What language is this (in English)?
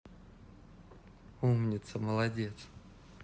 Russian